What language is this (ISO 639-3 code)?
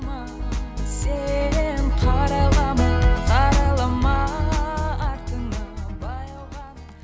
kaz